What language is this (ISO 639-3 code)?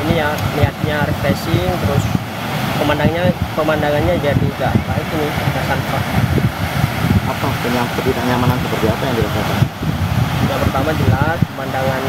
ind